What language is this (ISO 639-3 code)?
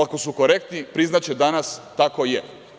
srp